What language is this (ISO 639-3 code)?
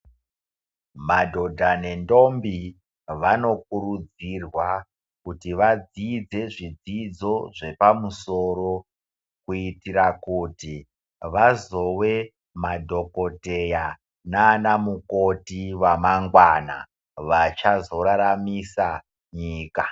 ndc